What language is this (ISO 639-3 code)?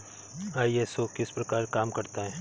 hin